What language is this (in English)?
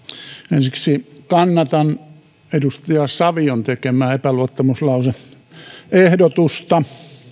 Finnish